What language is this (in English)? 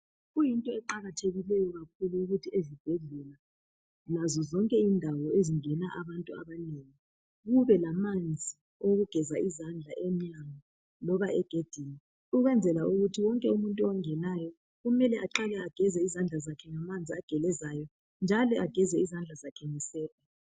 North Ndebele